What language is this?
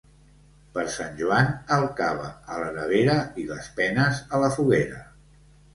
Catalan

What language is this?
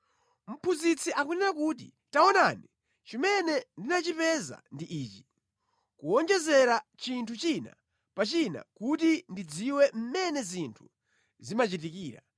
Nyanja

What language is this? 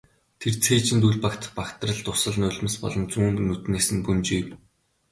Mongolian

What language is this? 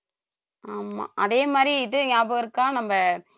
Tamil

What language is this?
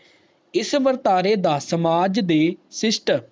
Punjabi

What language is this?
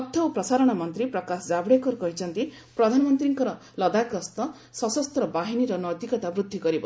Odia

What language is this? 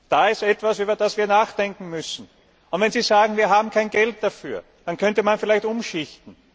German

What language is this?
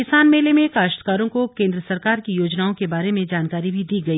Hindi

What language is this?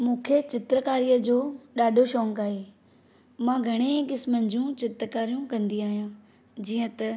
Sindhi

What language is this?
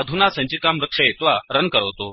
Sanskrit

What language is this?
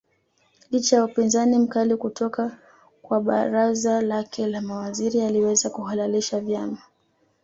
Swahili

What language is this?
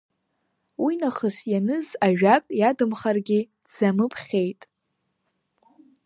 Abkhazian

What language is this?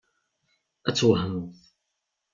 Kabyle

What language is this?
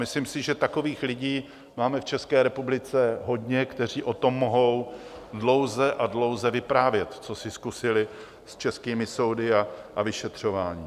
Czech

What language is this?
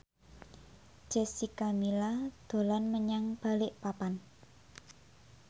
Javanese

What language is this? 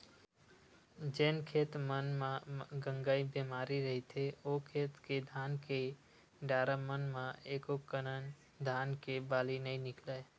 Chhattisgarhi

